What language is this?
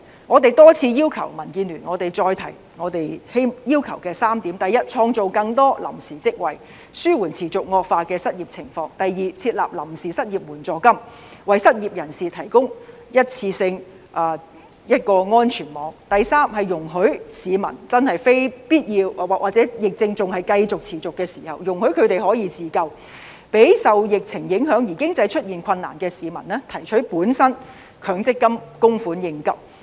Cantonese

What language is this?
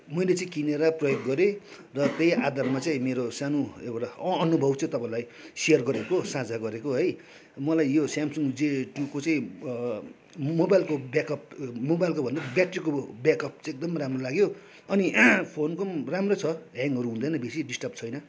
Nepali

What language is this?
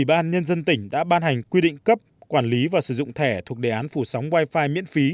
Vietnamese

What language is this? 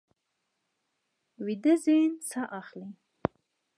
Pashto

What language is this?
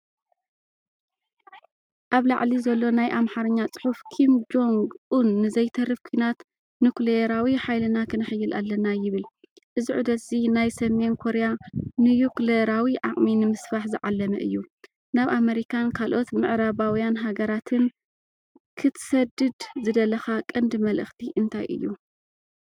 Tigrinya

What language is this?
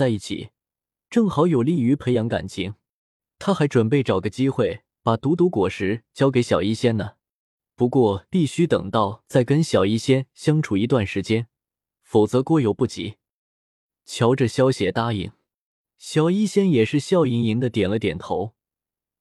Chinese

